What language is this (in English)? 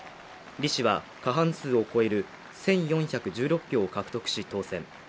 Japanese